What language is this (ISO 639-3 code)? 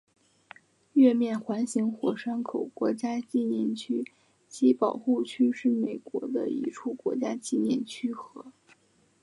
zho